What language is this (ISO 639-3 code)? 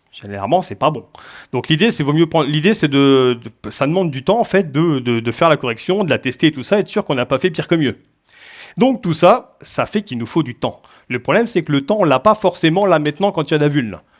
fra